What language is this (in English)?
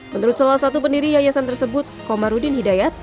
Indonesian